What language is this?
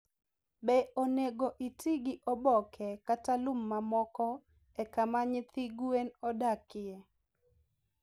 Luo (Kenya and Tanzania)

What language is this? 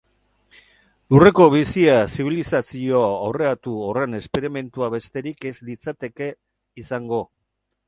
Basque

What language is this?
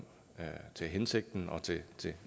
Danish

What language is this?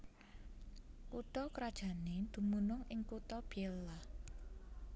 Javanese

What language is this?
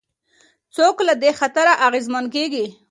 Pashto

